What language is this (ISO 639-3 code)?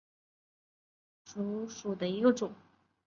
zho